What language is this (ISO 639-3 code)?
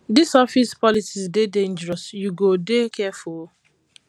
pcm